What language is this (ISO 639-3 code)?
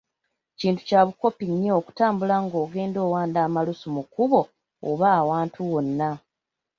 lug